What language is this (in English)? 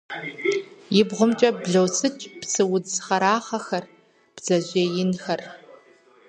Kabardian